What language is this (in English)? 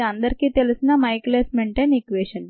Telugu